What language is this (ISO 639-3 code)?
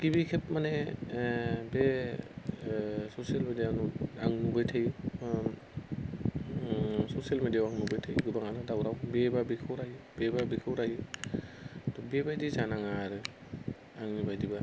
brx